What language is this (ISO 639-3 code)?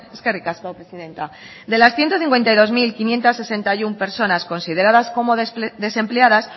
spa